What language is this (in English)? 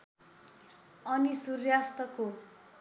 Nepali